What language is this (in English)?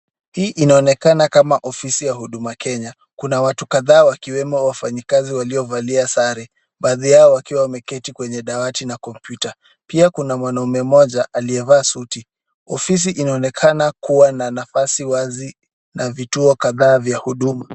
Swahili